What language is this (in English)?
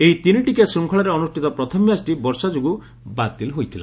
Odia